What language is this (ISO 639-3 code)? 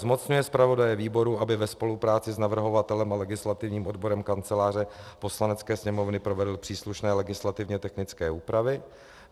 ces